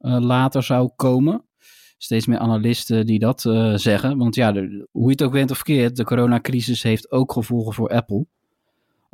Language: Dutch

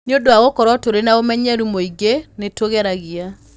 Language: Kikuyu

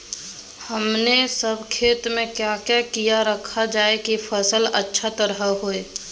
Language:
Magahi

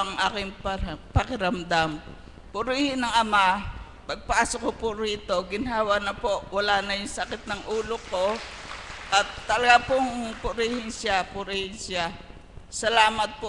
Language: Filipino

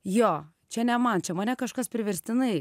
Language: Lithuanian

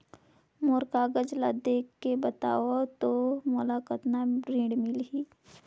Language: Chhattisgarhi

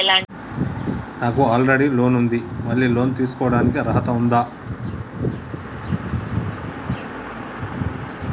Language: Telugu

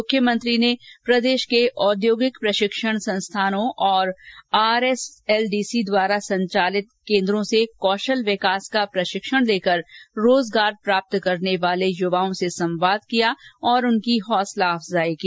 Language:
Hindi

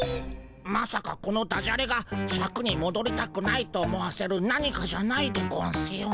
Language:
Japanese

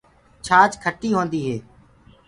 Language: Gurgula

